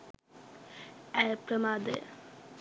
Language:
Sinhala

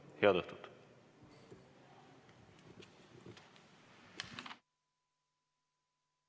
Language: Estonian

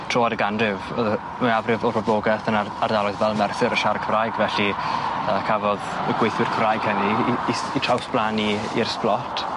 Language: Welsh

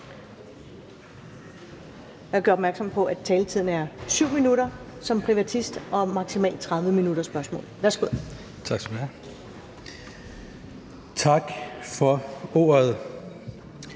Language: Danish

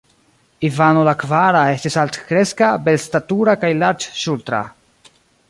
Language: Esperanto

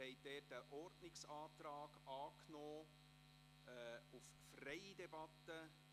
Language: Swiss German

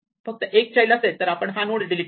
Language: Marathi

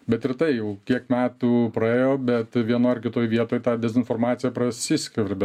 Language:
Lithuanian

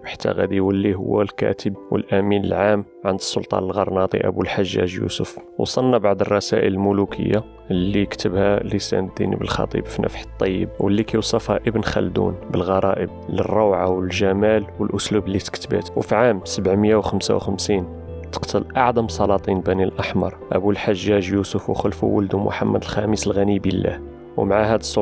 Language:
Arabic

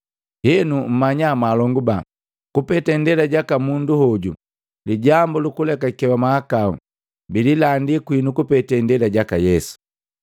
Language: Matengo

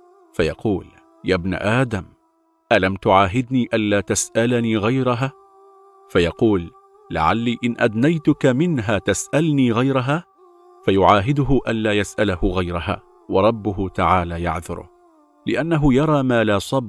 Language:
Arabic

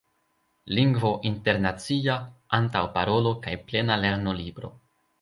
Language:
Esperanto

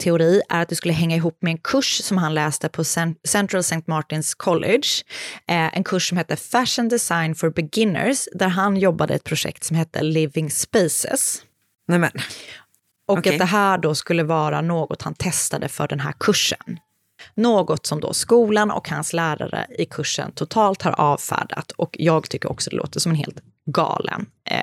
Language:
Swedish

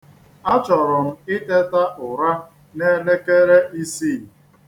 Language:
Igbo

